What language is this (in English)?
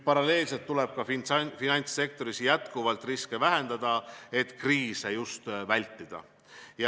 Estonian